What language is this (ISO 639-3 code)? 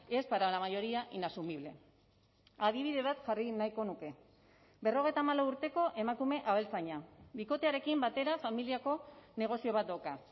eus